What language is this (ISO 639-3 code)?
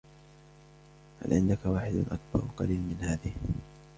ara